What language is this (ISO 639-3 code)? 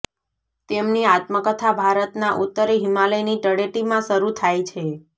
guj